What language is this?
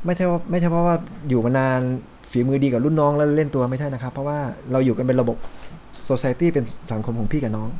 Thai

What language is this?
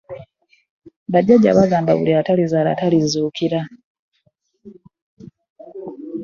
Ganda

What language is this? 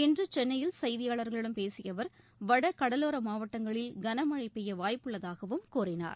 Tamil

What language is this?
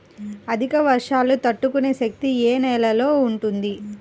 Telugu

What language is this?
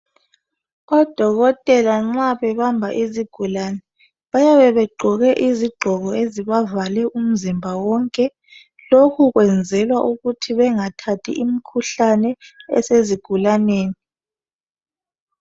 North Ndebele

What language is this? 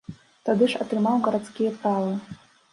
Belarusian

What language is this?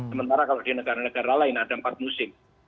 Indonesian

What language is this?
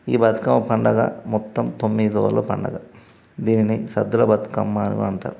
Telugu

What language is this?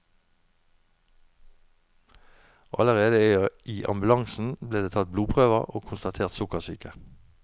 Norwegian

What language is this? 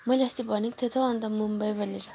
Nepali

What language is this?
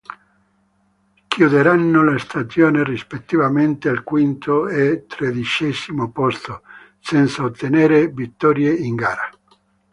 Italian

